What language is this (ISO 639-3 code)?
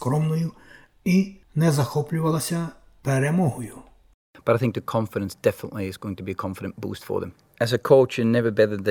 ukr